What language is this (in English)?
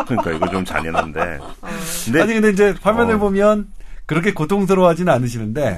Korean